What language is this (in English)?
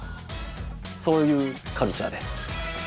Japanese